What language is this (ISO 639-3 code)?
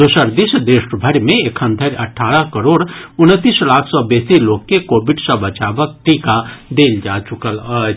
mai